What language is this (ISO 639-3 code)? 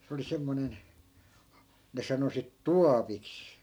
fin